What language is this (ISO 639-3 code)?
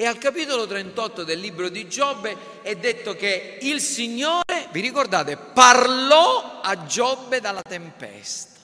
ita